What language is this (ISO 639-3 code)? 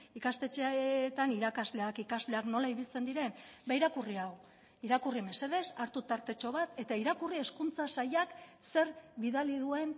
eus